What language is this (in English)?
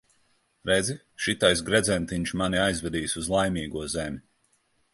Latvian